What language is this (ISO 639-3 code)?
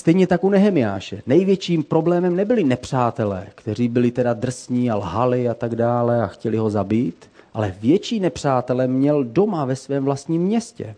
ces